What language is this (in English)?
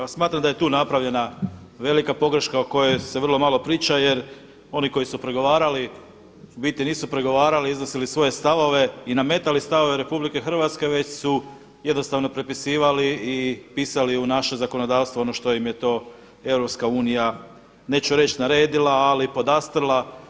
Croatian